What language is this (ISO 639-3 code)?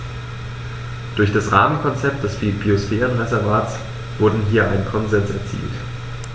deu